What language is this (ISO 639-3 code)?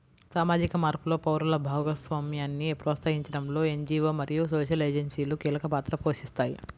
tel